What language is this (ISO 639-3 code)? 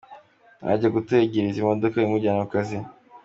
kin